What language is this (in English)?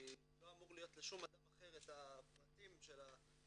Hebrew